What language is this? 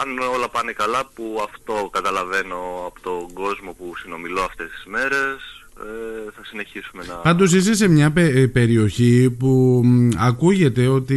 Greek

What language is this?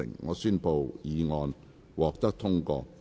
Cantonese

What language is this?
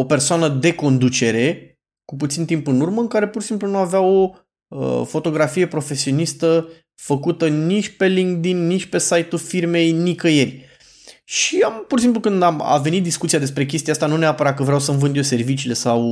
Romanian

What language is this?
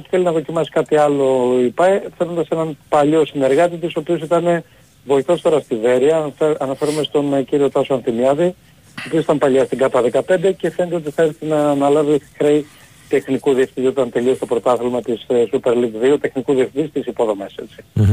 Greek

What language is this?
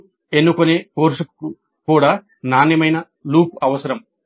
Telugu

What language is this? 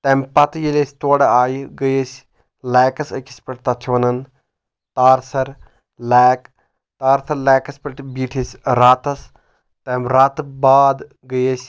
Kashmiri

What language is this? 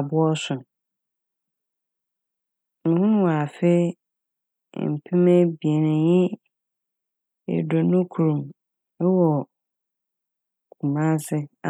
Akan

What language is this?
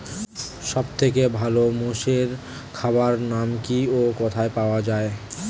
Bangla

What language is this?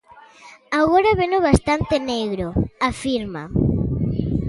Galician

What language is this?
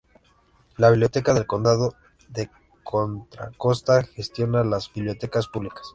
Spanish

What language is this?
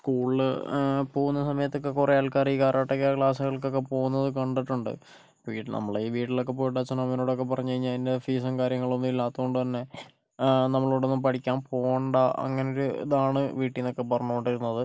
Malayalam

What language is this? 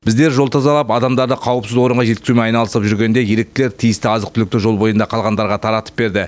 Kazakh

